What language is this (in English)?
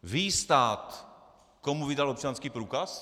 Czech